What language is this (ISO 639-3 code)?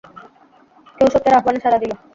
ben